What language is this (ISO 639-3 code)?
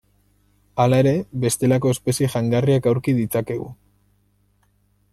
eus